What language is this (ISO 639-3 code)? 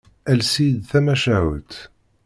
kab